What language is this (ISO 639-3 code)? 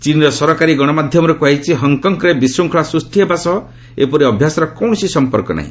ori